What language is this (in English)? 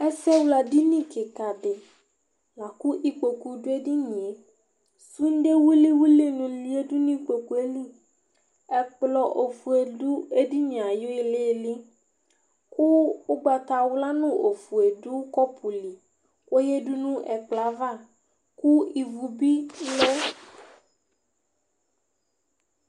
Ikposo